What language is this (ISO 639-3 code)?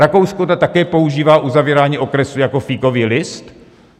ces